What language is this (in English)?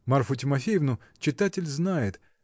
Russian